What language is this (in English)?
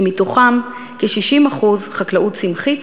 Hebrew